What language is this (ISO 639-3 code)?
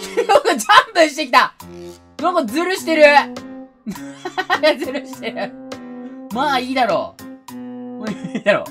jpn